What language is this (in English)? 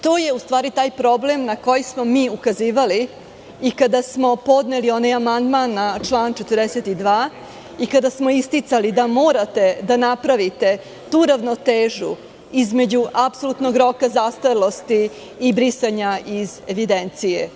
Serbian